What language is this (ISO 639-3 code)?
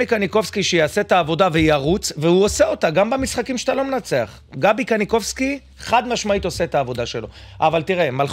heb